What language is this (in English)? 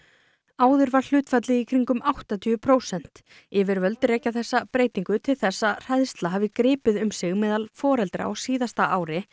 Icelandic